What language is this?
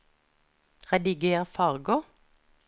Norwegian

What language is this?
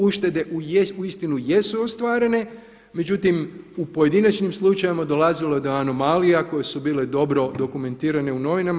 Croatian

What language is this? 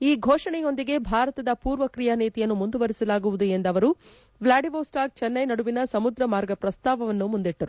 Kannada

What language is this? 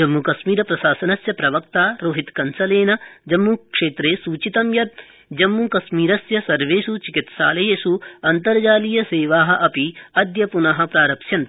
Sanskrit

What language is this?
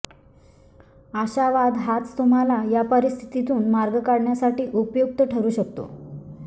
Marathi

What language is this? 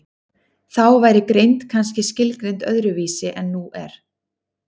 Icelandic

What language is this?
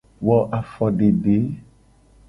Gen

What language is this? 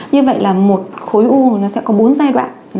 Vietnamese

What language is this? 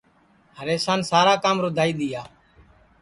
Sansi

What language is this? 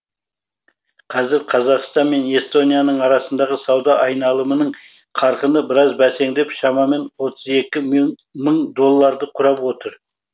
Kazakh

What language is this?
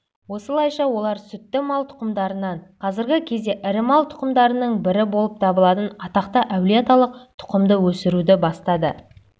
Kazakh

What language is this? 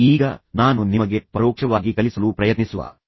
Kannada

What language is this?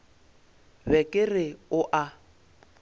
Northern Sotho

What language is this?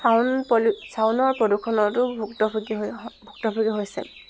Assamese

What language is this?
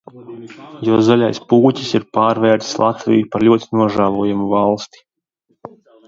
Latvian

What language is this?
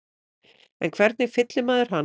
Icelandic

